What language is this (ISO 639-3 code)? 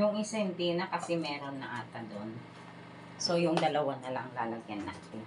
fil